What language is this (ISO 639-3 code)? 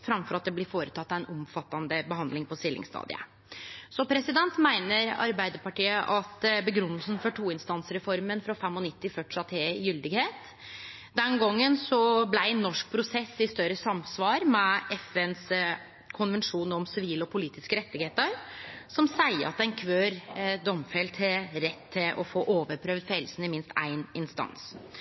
nno